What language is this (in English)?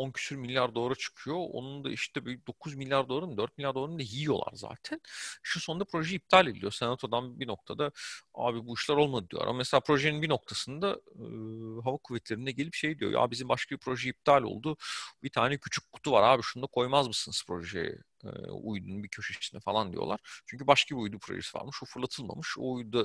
Turkish